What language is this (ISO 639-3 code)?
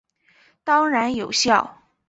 zho